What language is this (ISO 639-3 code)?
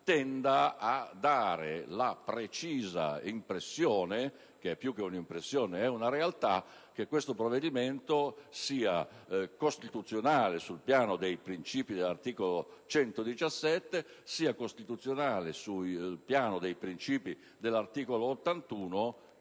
ita